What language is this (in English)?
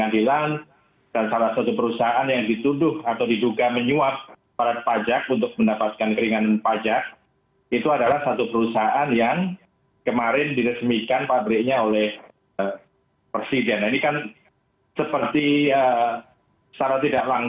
Indonesian